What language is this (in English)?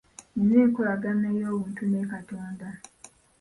Ganda